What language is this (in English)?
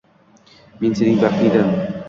Uzbek